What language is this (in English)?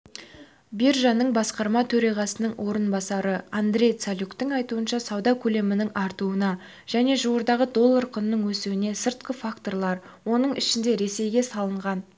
Kazakh